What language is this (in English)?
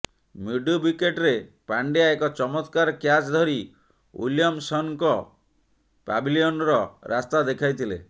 Odia